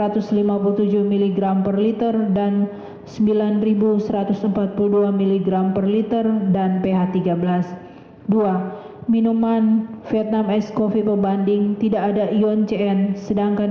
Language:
Indonesian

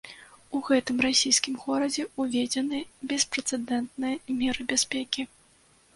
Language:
Belarusian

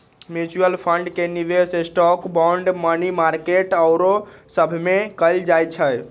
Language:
Magahi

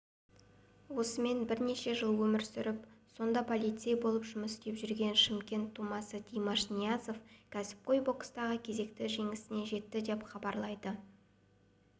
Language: Kazakh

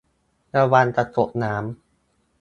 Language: Thai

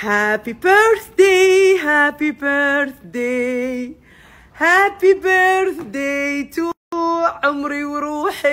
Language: Arabic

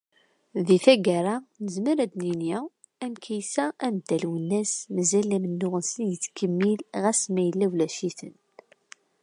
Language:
Kabyle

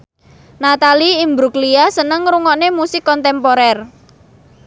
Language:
Javanese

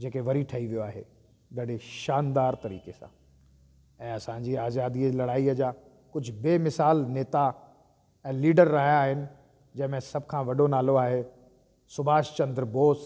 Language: Sindhi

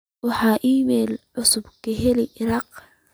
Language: Somali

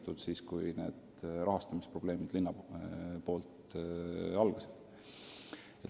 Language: Estonian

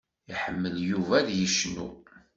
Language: Kabyle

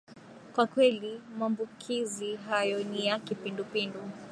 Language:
Swahili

